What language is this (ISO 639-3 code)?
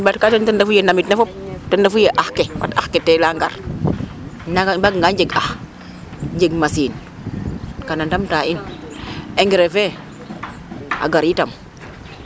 srr